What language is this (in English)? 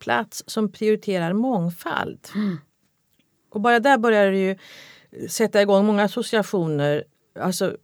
Swedish